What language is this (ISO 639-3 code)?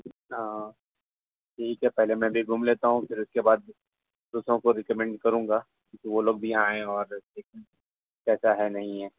urd